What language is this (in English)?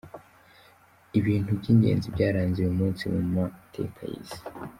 Kinyarwanda